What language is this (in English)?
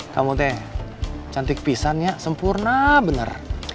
Indonesian